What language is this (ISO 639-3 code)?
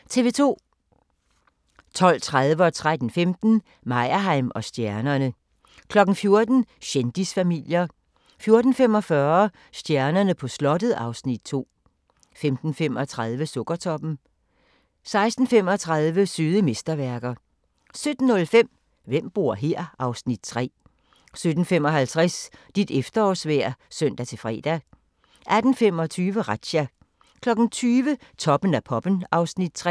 dan